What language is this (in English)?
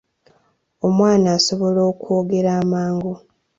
Ganda